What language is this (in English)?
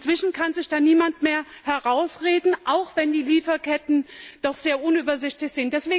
German